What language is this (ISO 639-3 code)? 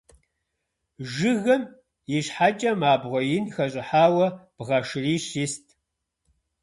kbd